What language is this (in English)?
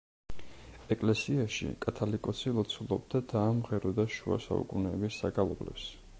Georgian